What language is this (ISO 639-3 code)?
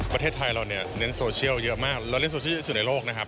tha